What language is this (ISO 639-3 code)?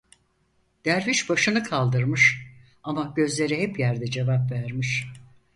tur